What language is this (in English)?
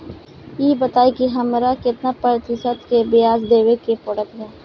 Bhojpuri